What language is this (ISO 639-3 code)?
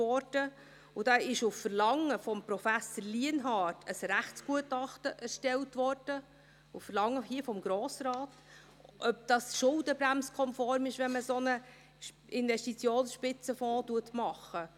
gsw